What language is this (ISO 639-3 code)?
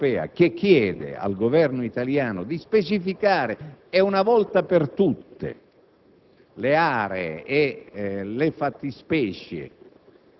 ita